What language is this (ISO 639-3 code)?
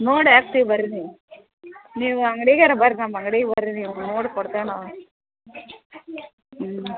kan